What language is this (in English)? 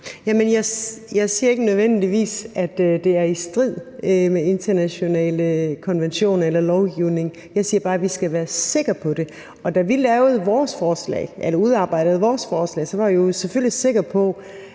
Danish